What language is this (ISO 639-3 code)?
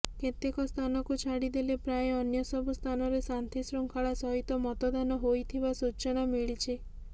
ori